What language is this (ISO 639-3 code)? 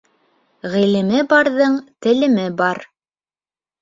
bak